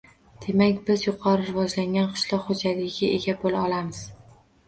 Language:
Uzbek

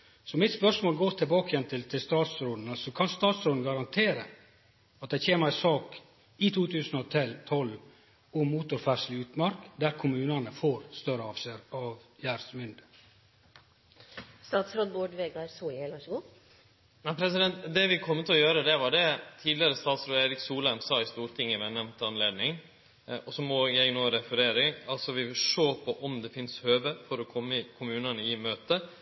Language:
Norwegian Nynorsk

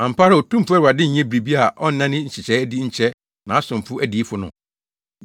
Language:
Akan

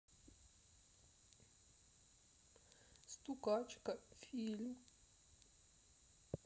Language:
Russian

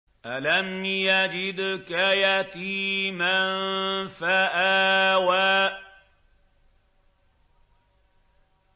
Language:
Arabic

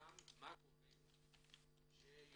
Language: Hebrew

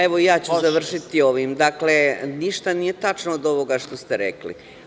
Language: Serbian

